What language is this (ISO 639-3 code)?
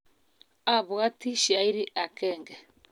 kln